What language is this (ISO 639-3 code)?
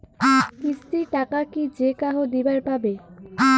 ben